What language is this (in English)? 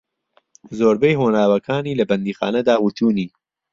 Central Kurdish